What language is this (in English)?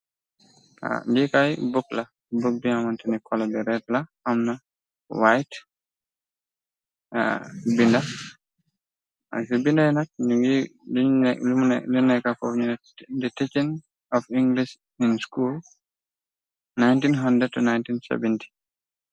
Wolof